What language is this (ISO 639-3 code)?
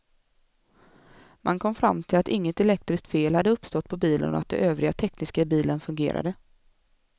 swe